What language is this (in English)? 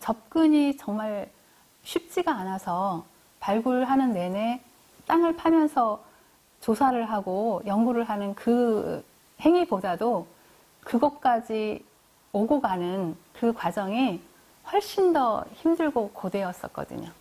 Korean